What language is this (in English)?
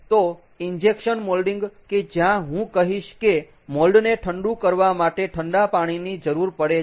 Gujarati